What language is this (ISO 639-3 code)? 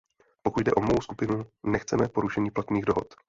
ces